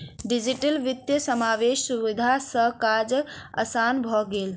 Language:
Maithili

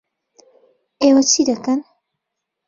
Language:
Central Kurdish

